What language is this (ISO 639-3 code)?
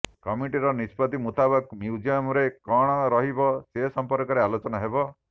ori